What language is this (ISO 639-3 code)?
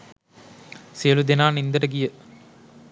sin